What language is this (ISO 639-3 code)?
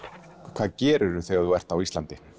isl